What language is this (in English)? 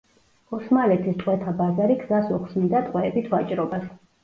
Georgian